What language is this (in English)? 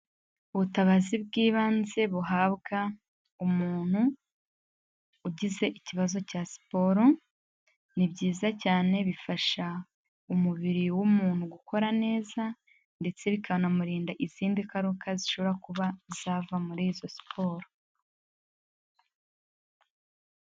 Kinyarwanda